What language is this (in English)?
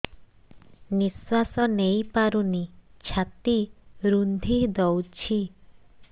Odia